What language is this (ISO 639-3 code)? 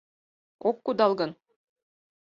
chm